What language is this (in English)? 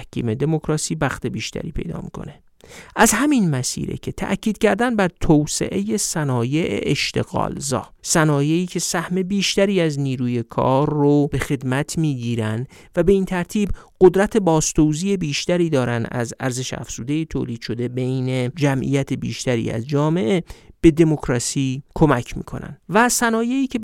Persian